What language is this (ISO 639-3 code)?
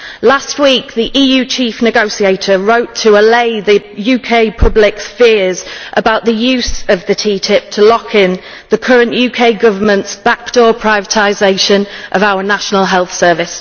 eng